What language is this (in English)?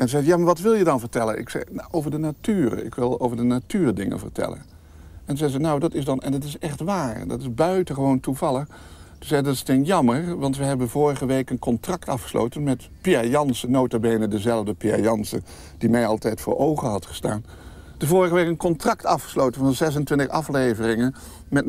Dutch